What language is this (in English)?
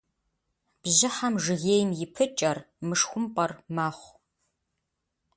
Kabardian